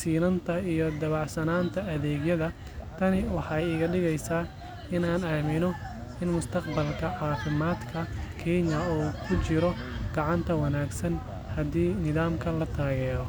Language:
Somali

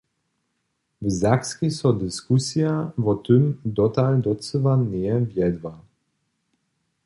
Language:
Upper Sorbian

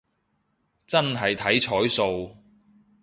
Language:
Cantonese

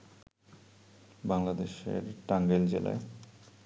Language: Bangla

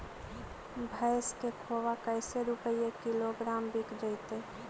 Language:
Magahi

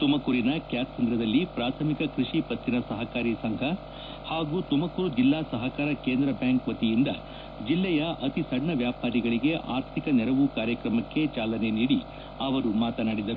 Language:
Kannada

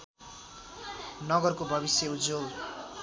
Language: Nepali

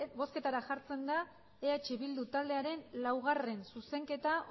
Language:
Basque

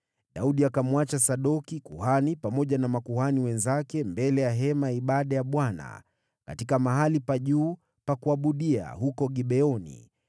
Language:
Swahili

